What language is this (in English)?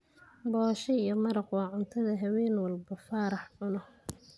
Somali